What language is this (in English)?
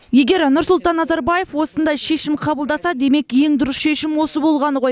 Kazakh